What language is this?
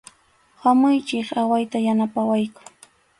Arequipa-La Unión Quechua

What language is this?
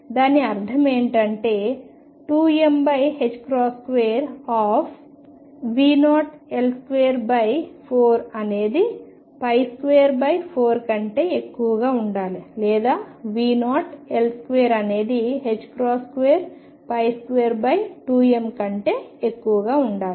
Telugu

